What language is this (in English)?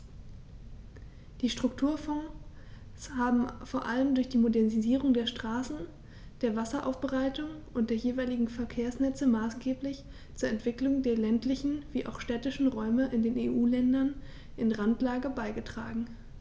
German